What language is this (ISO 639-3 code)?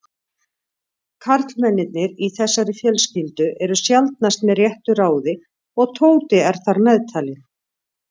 isl